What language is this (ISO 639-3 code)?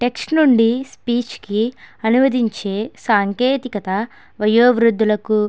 tel